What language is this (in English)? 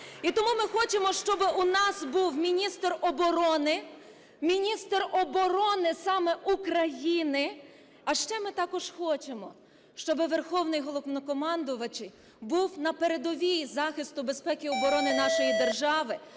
Ukrainian